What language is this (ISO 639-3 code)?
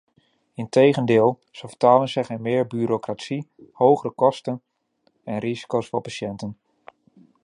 nld